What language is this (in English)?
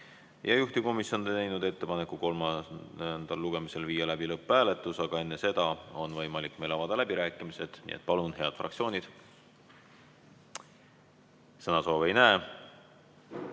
Estonian